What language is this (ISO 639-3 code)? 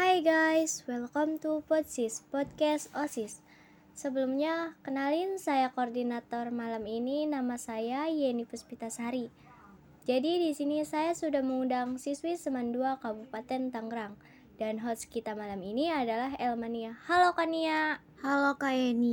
ind